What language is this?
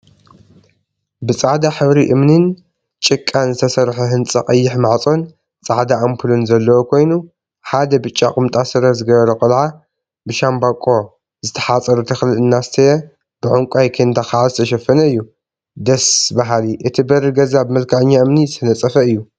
Tigrinya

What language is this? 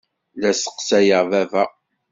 Kabyle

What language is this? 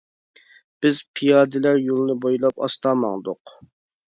Uyghur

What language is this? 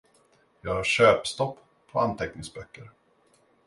Swedish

